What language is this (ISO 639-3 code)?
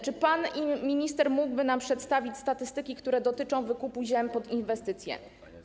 pol